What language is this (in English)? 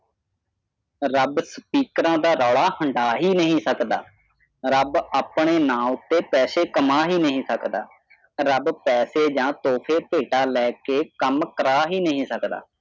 Punjabi